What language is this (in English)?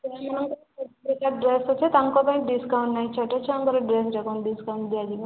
Odia